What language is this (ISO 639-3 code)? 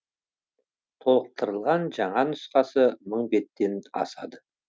kaz